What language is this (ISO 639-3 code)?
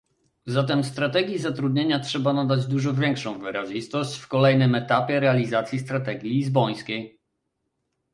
pol